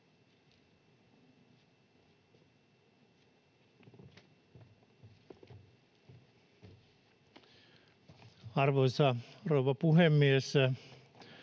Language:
Finnish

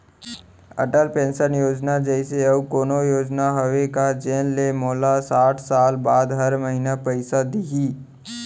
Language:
Chhattisgarhi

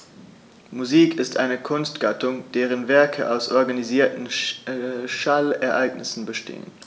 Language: German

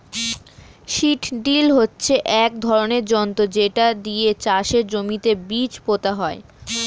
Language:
Bangla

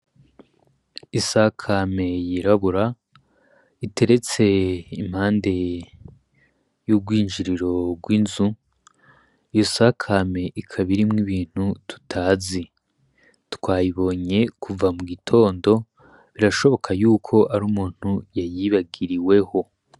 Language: Rundi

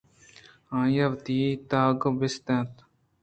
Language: Eastern Balochi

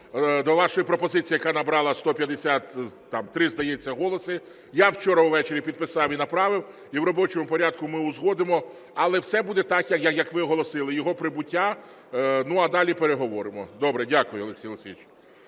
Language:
Ukrainian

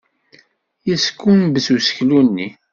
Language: Kabyle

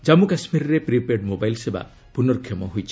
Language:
Odia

